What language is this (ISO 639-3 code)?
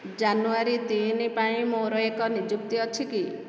ori